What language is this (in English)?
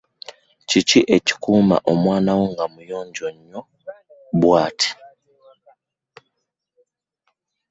Ganda